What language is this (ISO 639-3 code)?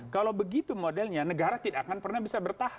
ind